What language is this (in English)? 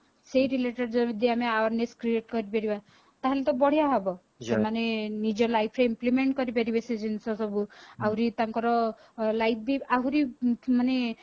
Odia